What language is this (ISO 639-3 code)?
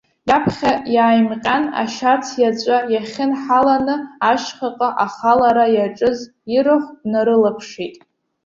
abk